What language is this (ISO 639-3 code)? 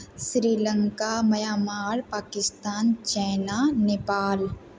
mai